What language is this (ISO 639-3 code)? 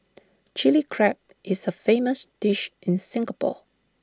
eng